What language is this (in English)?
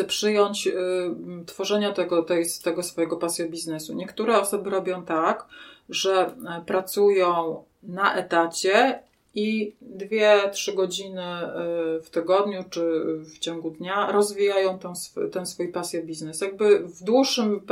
Polish